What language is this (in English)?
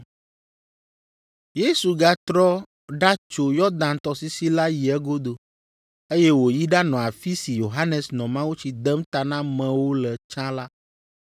Ewe